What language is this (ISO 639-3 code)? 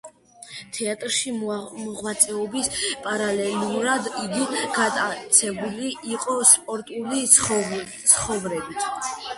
kat